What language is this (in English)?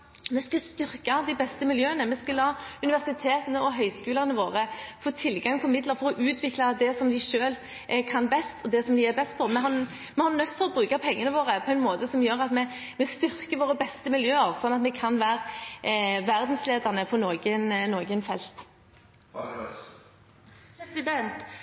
Norwegian Bokmål